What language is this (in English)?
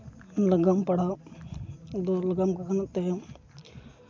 Santali